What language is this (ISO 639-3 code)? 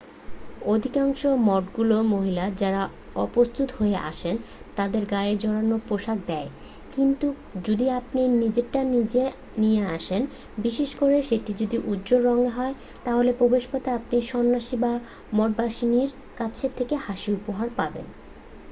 ben